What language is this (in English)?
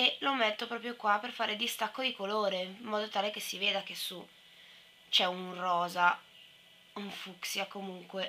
Italian